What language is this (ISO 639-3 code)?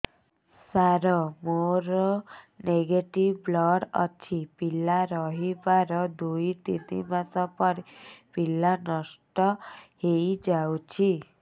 ori